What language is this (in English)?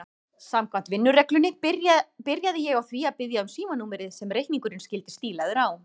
Icelandic